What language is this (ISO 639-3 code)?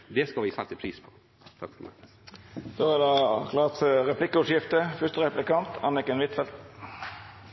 nor